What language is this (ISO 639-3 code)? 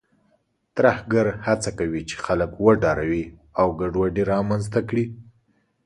pus